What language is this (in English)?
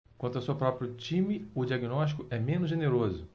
Portuguese